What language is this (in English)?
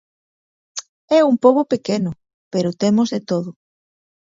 Galician